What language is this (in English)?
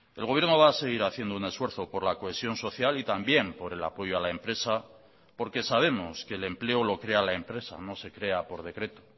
Spanish